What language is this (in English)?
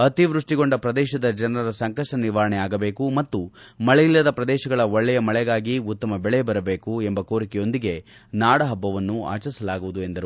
Kannada